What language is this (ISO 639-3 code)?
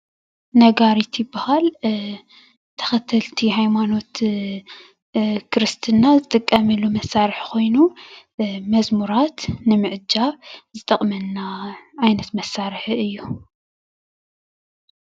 tir